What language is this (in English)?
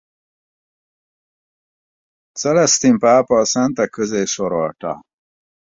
Hungarian